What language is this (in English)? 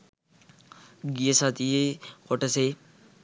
Sinhala